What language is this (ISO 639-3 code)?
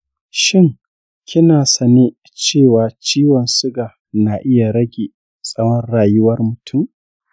hau